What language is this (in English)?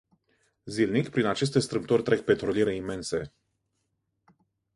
Romanian